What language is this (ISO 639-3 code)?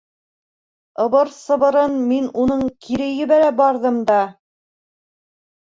bak